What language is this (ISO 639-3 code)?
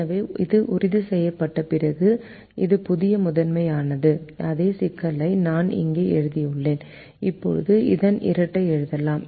tam